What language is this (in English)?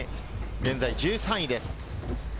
Japanese